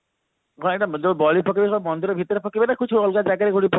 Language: Odia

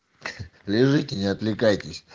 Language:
Russian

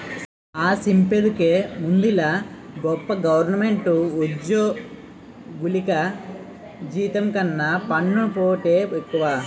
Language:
Telugu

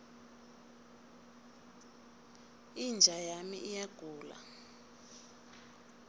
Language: South Ndebele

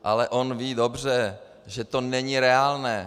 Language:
Czech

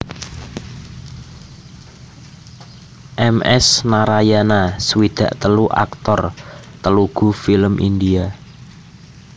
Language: Javanese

